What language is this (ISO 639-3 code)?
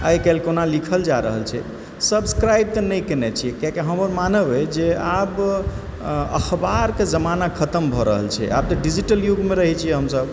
mai